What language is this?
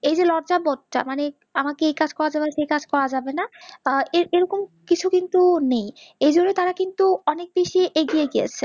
Bangla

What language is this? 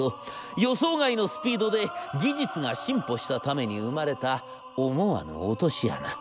Japanese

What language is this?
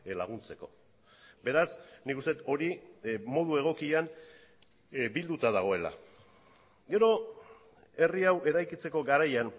Basque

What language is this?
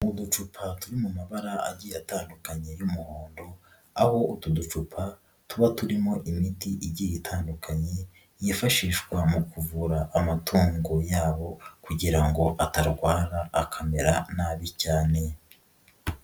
Kinyarwanda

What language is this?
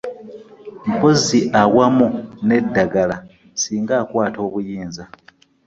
Ganda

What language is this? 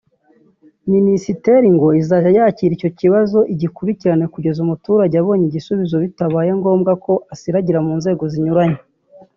Kinyarwanda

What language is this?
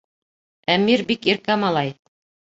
Bashkir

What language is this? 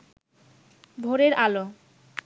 Bangla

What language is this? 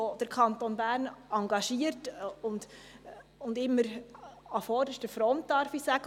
Swiss German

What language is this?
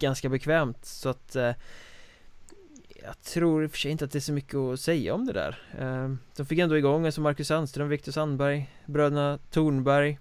Swedish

